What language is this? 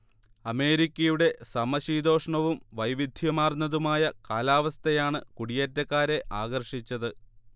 Malayalam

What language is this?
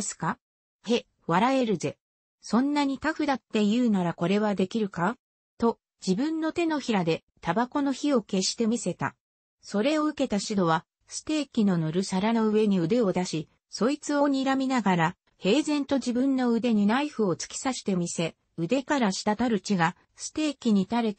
Japanese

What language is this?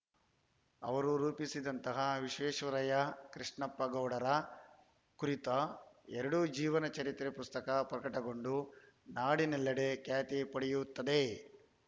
Kannada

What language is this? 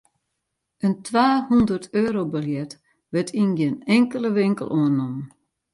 Western Frisian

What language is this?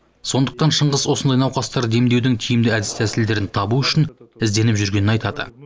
Kazakh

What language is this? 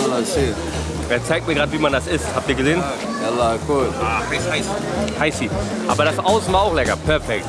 German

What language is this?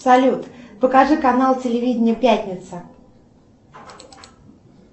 Russian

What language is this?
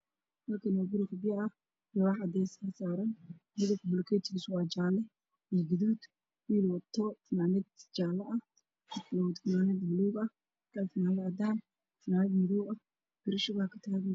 Somali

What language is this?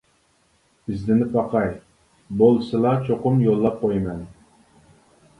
Uyghur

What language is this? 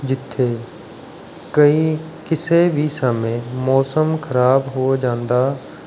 Punjabi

